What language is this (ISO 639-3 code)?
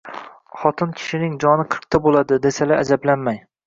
uzb